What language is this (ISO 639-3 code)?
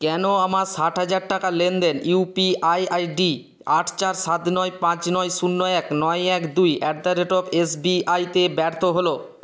ben